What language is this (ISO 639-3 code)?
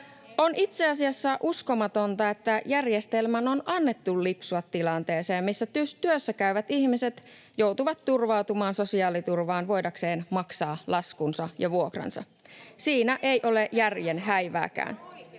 fin